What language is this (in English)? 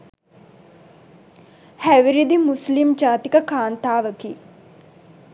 Sinhala